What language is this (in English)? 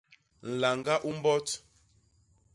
Basaa